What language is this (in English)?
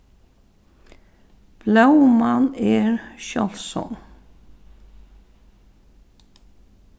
Faroese